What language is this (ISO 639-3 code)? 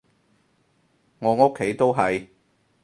yue